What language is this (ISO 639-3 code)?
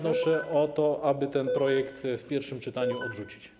pol